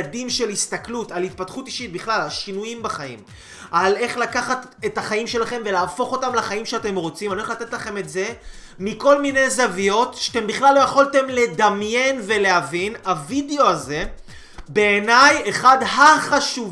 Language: Hebrew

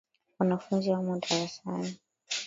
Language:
Swahili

